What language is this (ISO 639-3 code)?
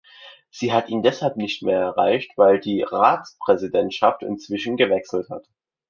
deu